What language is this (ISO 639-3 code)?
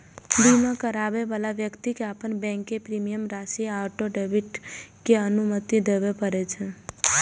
mai